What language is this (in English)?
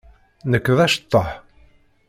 Kabyle